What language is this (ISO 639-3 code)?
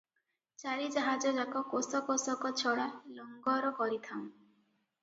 ori